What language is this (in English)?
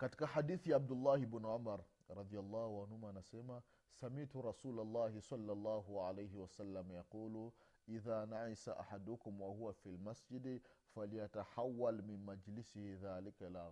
Swahili